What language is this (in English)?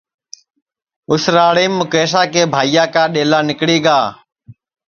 Sansi